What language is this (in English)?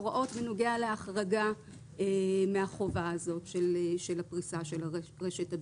Hebrew